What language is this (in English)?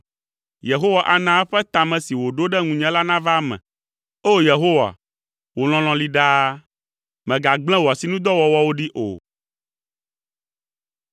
Ewe